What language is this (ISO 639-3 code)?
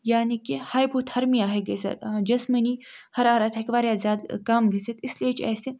kas